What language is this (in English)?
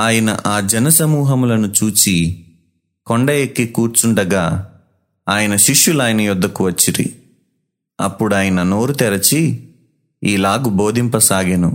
Telugu